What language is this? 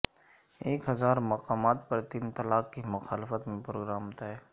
Urdu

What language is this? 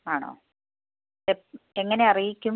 Malayalam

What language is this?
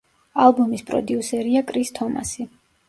Georgian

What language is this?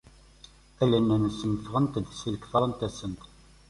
Kabyle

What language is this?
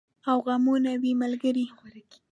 Pashto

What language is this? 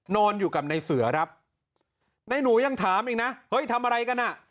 Thai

